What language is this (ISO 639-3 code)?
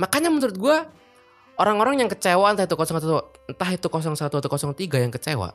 ind